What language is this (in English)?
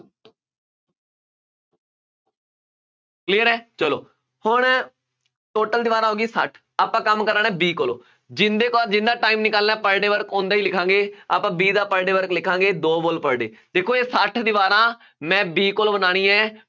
Punjabi